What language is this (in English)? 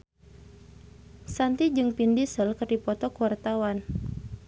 Sundanese